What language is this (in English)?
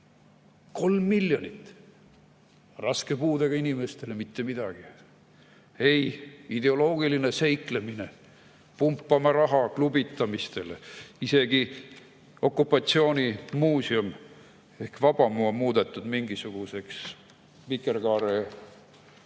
Estonian